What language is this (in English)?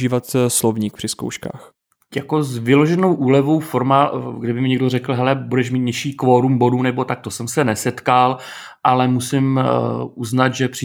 Czech